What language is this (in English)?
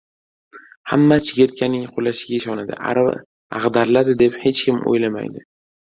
Uzbek